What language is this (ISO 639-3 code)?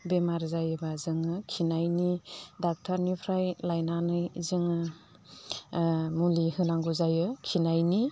brx